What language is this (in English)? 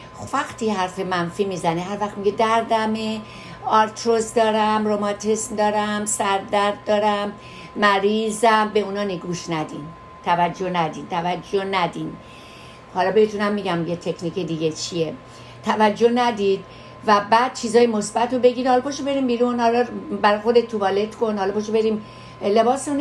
Persian